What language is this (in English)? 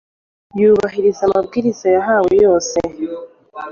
Kinyarwanda